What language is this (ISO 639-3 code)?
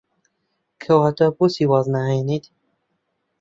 ckb